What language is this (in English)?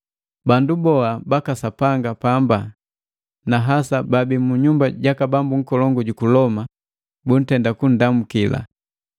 Matengo